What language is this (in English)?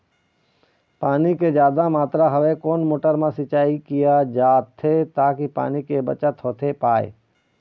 Chhattisgarhi